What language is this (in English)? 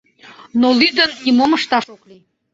Mari